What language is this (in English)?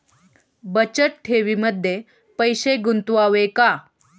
Marathi